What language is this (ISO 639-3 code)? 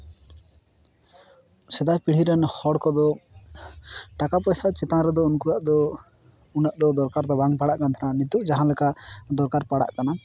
sat